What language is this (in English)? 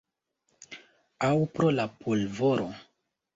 Esperanto